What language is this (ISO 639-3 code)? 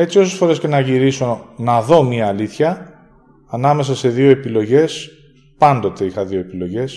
ell